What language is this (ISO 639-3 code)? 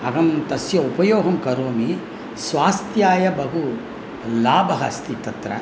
san